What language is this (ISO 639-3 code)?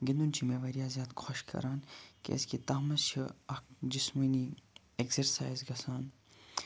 kas